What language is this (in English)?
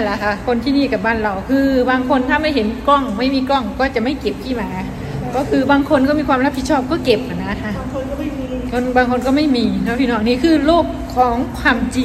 Thai